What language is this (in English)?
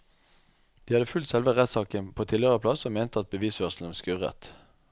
Norwegian